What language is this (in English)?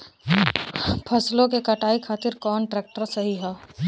Bhojpuri